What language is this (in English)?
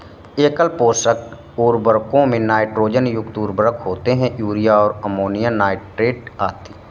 Hindi